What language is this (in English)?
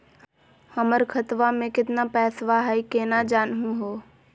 Magahi